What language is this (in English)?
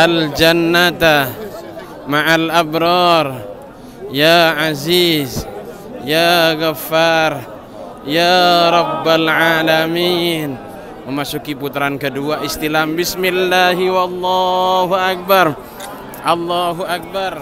Indonesian